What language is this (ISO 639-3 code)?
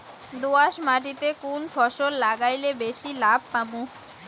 ben